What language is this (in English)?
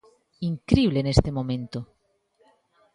Galician